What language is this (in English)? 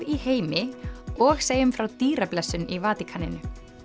Icelandic